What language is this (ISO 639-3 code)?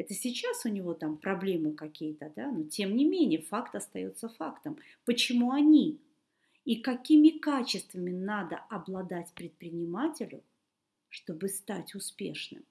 rus